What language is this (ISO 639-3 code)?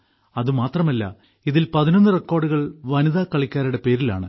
mal